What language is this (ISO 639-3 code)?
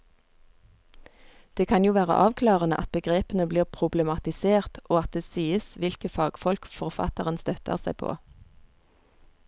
nor